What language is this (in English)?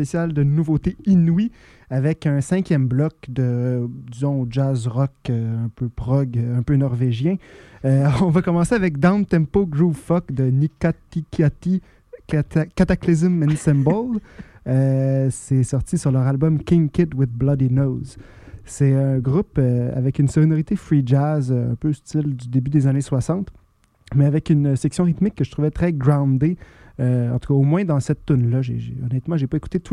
French